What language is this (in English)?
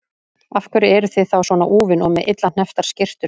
Icelandic